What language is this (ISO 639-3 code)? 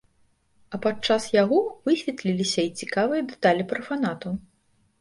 bel